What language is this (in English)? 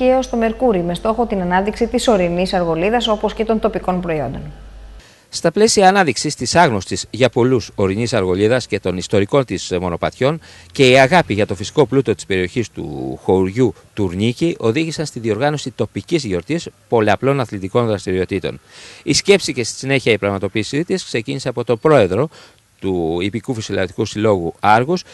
Greek